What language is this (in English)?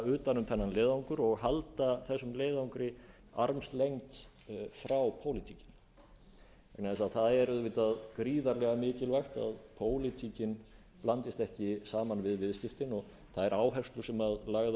Icelandic